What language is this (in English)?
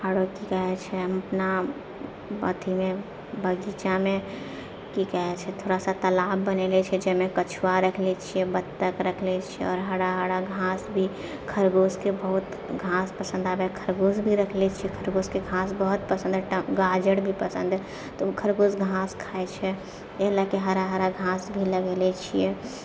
Maithili